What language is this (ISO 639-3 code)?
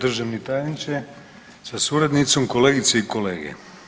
hrv